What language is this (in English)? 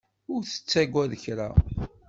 Kabyle